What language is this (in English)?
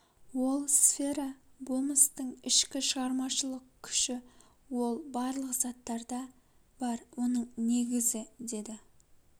Kazakh